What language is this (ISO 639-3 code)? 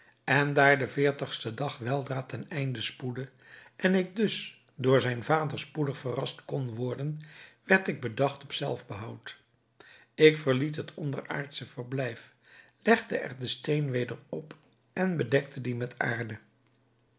nld